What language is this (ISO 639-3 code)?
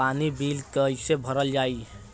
bho